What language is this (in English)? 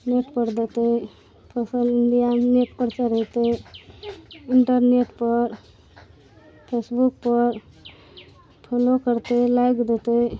Maithili